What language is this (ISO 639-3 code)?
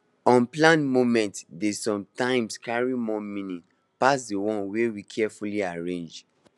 pcm